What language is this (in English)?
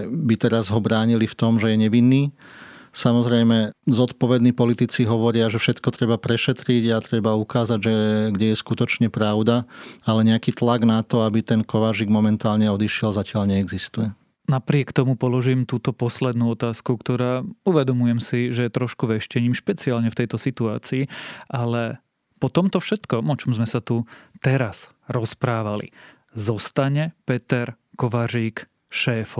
Slovak